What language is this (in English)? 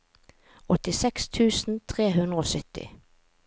Norwegian